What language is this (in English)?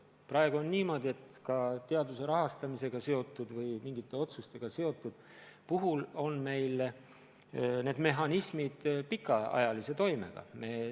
Estonian